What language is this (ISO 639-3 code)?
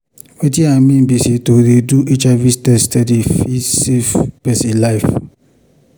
pcm